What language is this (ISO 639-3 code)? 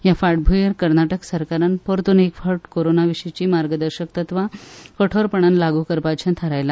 kok